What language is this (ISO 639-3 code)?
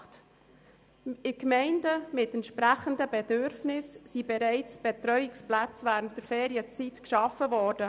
gsw